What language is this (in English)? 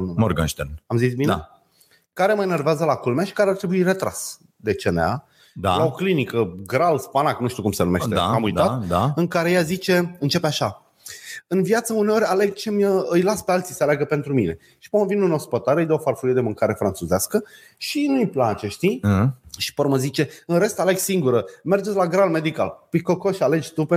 Romanian